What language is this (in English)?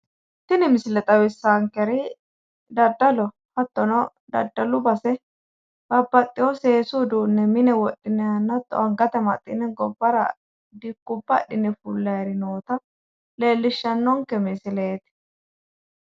Sidamo